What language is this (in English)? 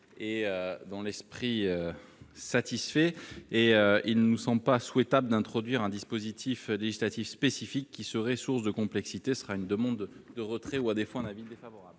French